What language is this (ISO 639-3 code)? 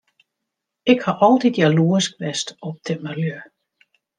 fry